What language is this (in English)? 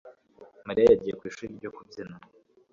Kinyarwanda